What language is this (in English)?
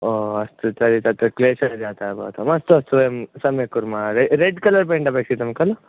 Sanskrit